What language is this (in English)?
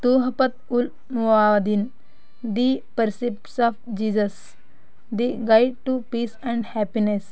Kannada